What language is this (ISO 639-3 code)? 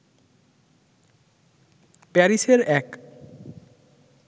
ben